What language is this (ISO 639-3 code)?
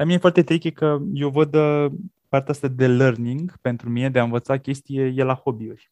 ron